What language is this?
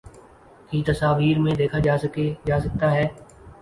Urdu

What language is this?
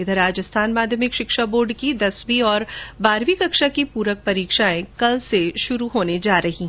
Hindi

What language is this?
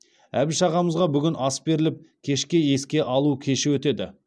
Kazakh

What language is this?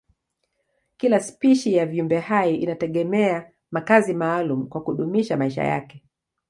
Swahili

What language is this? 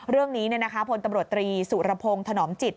Thai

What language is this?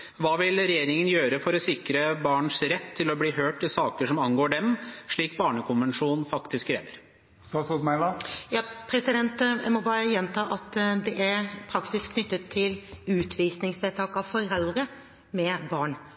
Norwegian Bokmål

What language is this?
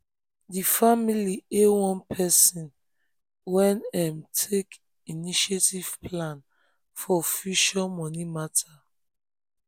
Nigerian Pidgin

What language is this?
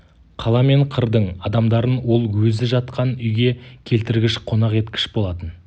Kazakh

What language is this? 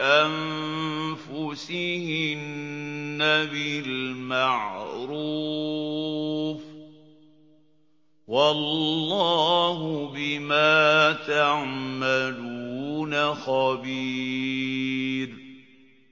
Arabic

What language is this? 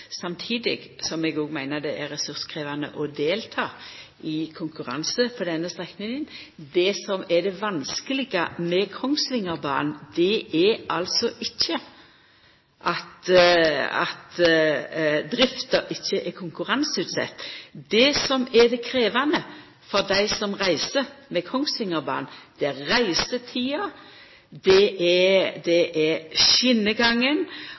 Norwegian Nynorsk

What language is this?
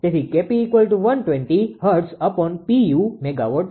Gujarati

